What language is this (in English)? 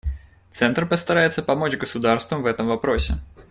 Russian